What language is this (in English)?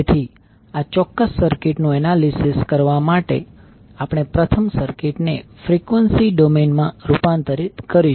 Gujarati